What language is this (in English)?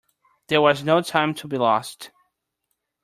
English